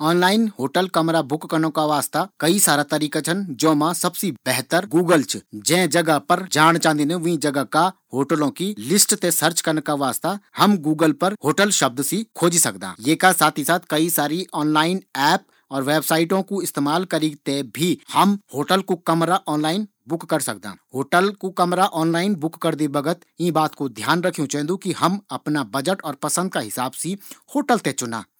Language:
Garhwali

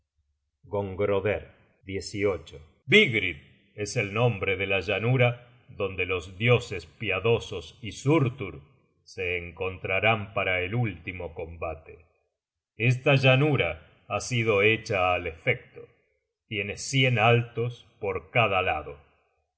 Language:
Spanish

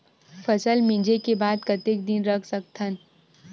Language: Chhattisgarhi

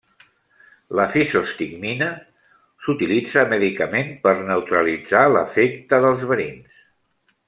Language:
Catalan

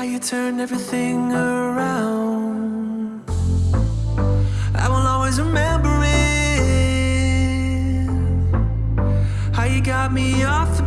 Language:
English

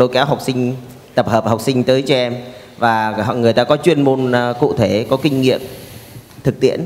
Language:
Vietnamese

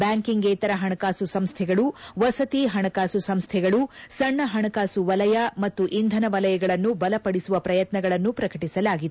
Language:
Kannada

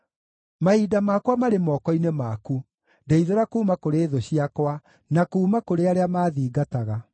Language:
Kikuyu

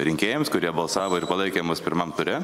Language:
Lithuanian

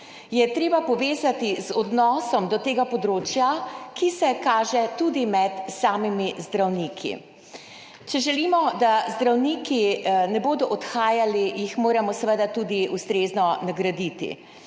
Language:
Slovenian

